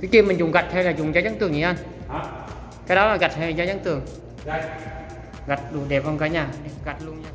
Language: Vietnamese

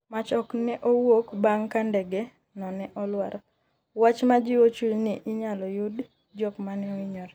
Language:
Luo (Kenya and Tanzania)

